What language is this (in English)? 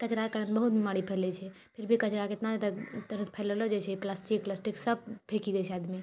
Maithili